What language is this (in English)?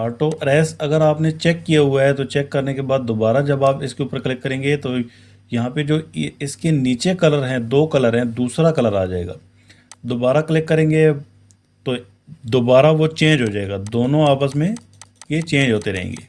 Urdu